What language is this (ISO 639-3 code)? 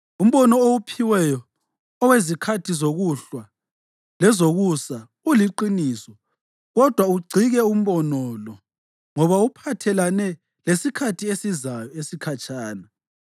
nde